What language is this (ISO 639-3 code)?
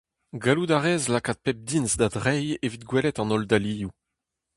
bre